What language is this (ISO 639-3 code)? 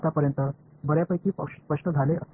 tam